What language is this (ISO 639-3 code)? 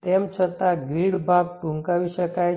guj